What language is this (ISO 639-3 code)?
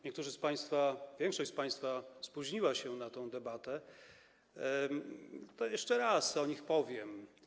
pol